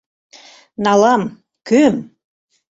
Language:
Mari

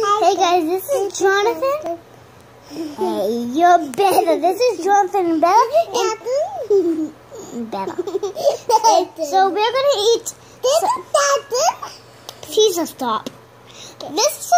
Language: English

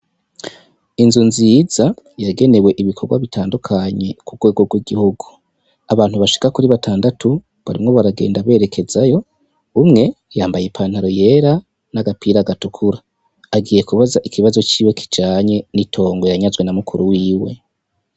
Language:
Rundi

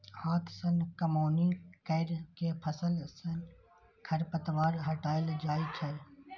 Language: Maithili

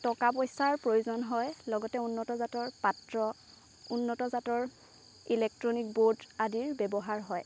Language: Assamese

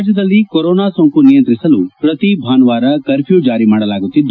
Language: Kannada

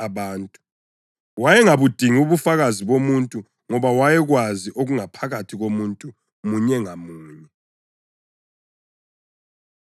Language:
North Ndebele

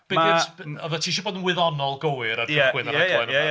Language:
Welsh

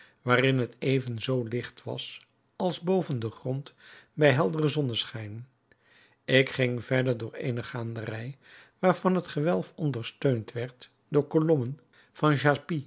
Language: Dutch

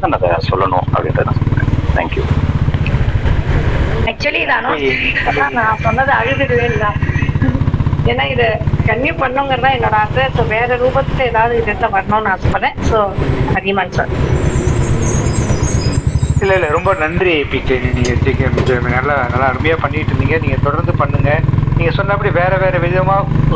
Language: Tamil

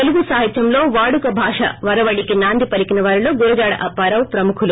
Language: Telugu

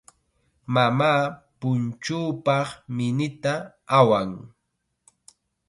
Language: Chiquián Ancash Quechua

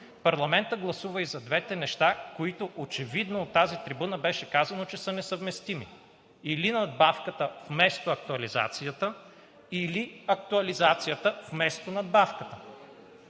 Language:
Bulgarian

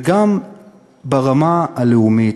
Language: Hebrew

